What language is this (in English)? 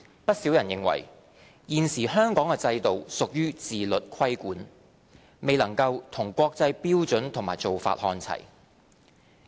Cantonese